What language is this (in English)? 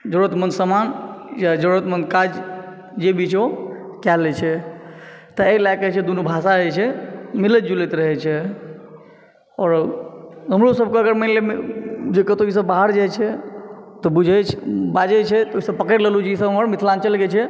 Maithili